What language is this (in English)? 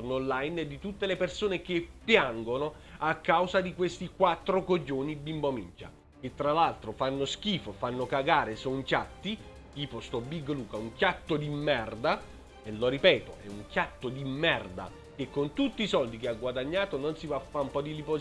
Italian